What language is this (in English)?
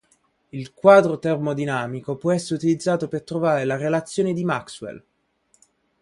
Italian